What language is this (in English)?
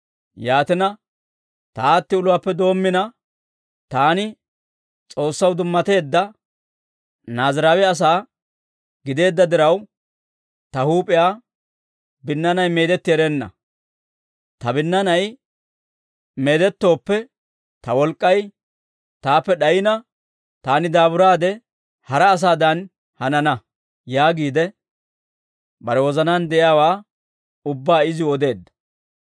Dawro